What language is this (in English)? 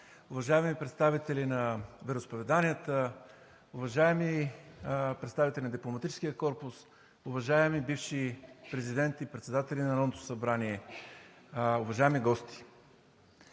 Bulgarian